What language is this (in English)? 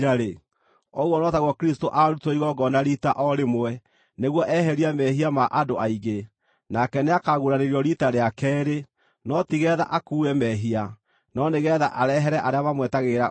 Kikuyu